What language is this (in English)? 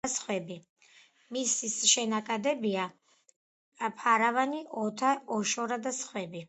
Georgian